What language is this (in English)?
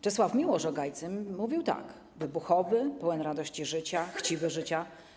Polish